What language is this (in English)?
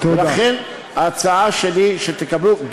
Hebrew